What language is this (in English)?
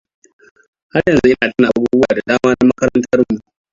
Hausa